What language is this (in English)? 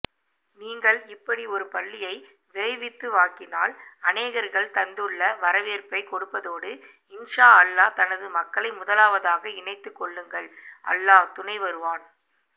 Tamil